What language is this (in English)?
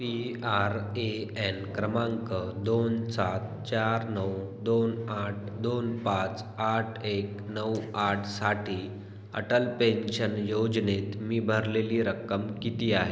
Marathi